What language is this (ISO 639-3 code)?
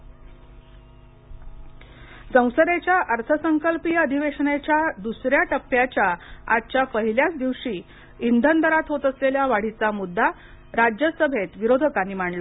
mar